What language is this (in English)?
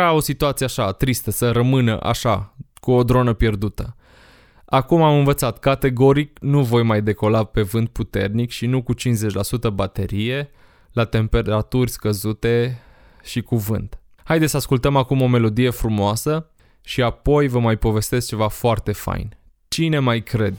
Romanian